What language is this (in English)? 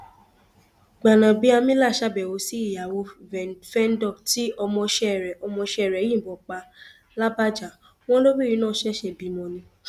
Yoruba